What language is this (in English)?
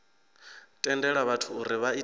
Venda